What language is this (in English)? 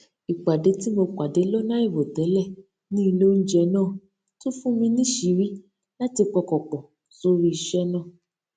Yoruba